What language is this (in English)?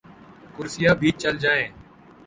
Urdu